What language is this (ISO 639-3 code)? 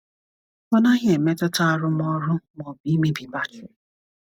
ibo